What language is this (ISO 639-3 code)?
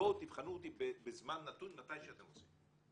heb